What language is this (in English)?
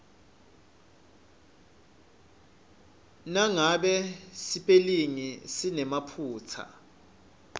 Swati